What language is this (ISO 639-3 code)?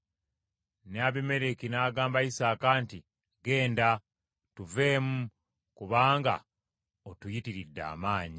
lug